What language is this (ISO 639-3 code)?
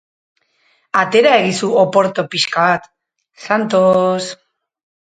eus